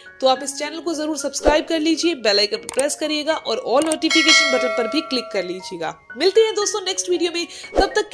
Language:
Hindi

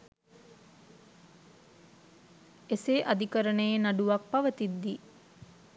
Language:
Sinhala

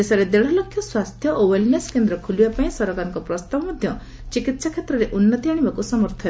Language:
Odia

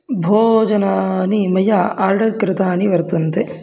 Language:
Sanskrit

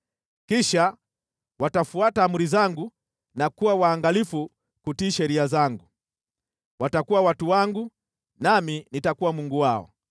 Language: Swahili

